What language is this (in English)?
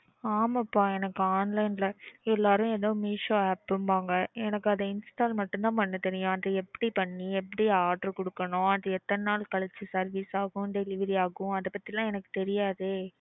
Tamil